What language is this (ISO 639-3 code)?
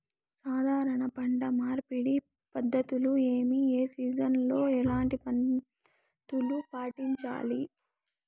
tel